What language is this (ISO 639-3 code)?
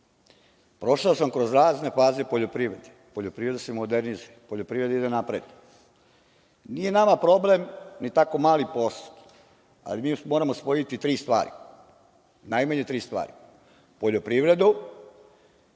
srp